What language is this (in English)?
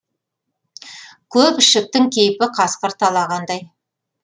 Kazakh